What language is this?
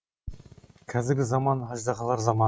Kazakh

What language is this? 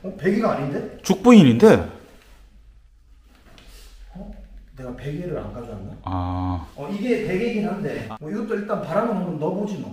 Korean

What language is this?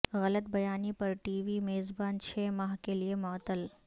Urdu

